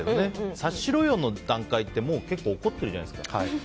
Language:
Japanese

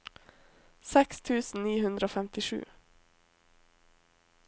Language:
Norwegian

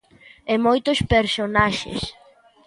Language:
Galician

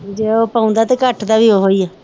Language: Punjabi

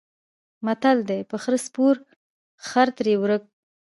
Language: Pashto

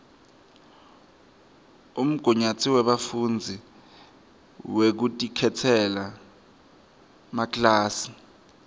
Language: Swati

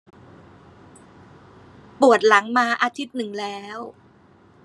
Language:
Thai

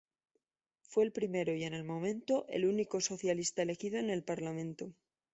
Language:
Spanish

